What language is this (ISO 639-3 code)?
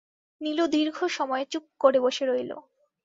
ben